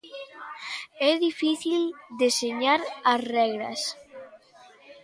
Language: Galician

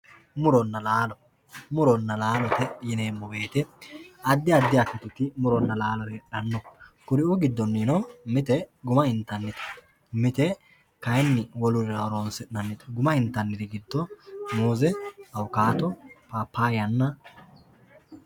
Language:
Sidamo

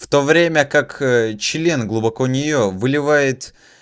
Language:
Russian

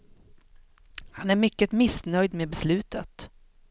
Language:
Swedish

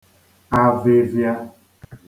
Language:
Igbo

